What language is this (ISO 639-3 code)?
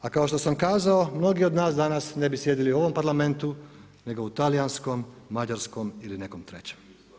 hrv